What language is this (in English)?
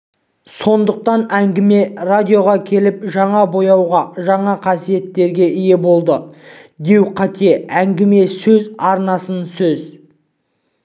Kazakh